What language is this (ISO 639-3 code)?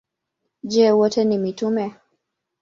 swa